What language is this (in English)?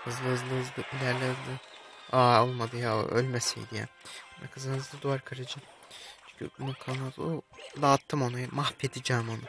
Turkish